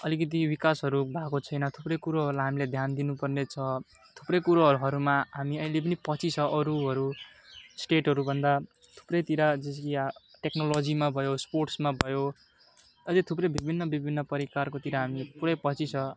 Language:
Nepali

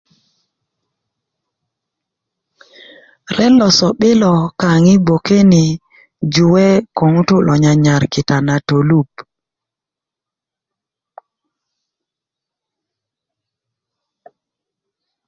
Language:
Kuku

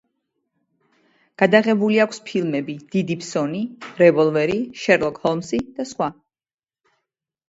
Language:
Georgian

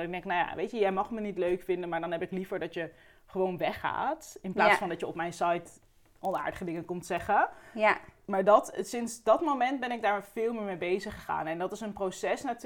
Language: Dutch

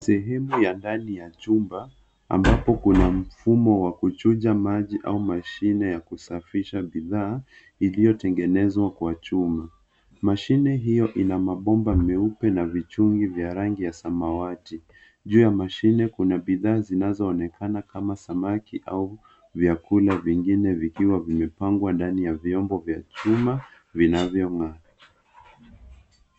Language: Swahili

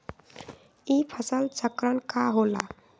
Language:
Magahi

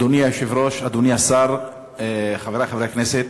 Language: Hebrew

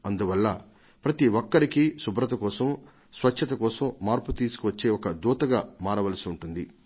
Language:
Telugu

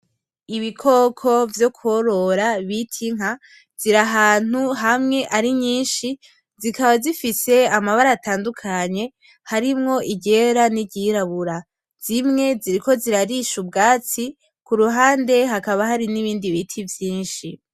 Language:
Rundi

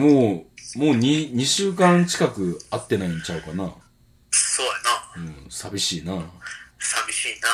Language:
Japanese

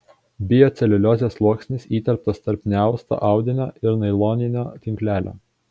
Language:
Lithuanian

